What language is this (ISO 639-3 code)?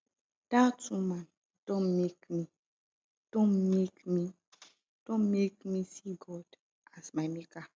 pcm